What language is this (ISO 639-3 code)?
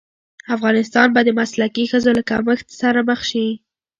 pus